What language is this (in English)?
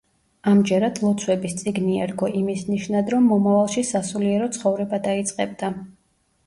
Georgian